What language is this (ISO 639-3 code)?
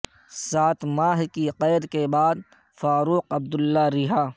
urd